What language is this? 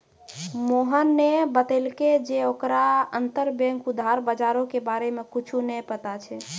Maithili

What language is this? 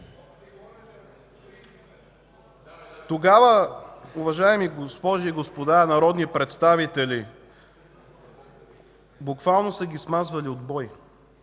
Bulgarian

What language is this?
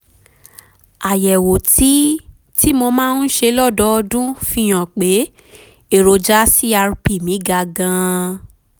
Yoruba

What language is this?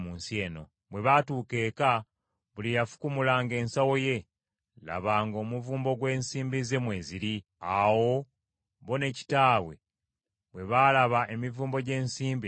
Ganda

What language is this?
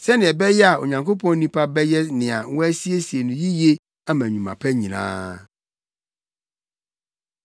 Akan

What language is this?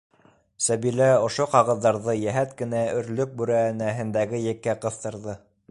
Bashkir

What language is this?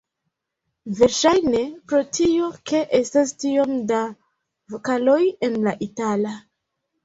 Esperanto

